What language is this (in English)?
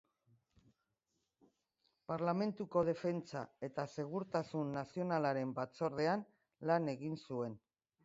Basque